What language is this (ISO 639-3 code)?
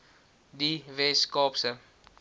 afr